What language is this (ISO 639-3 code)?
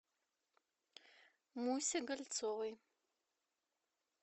rus